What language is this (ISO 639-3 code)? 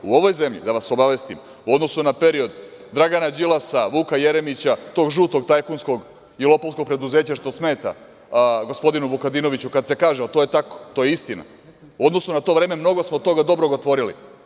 srp